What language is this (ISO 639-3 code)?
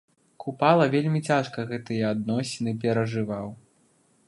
bel